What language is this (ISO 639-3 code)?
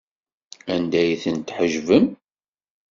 kab